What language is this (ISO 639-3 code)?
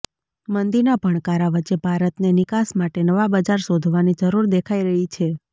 guj